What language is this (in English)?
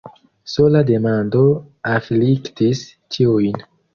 Esperanto